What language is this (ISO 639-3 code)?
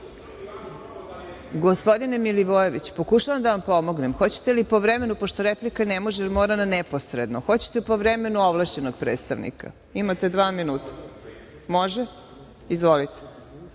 srp